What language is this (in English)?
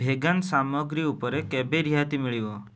Odia